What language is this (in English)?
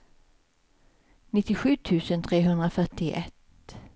Swedish